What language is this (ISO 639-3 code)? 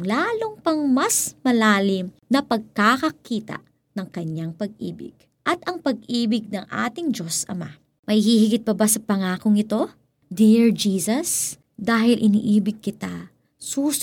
fil